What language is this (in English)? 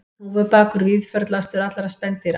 Icelandic